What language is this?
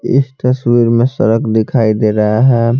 Hindi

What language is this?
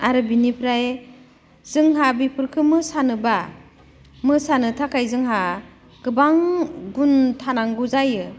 Bodo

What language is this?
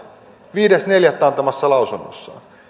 Finnish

